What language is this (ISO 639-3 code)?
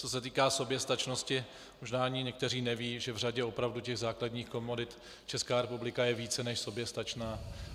ces